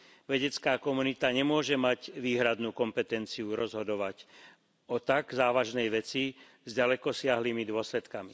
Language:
Slovak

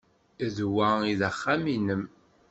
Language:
Kabyle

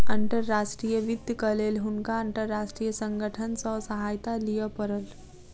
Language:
Maithili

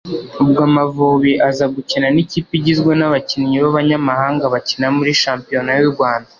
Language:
Kinyarwanda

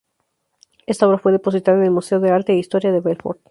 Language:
Spanish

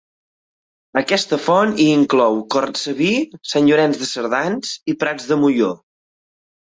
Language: Catalan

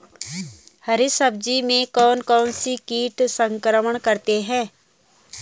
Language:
Hindi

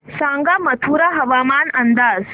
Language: Marathi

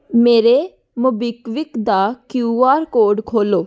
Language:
Punjabi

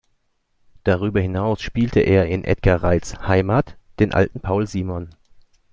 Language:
German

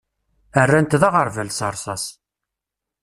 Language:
Kabyle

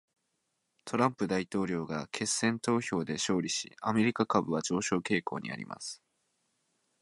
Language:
Japanese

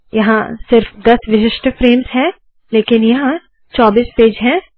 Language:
Hindi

